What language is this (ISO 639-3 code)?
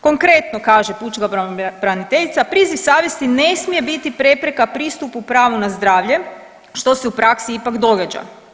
hrv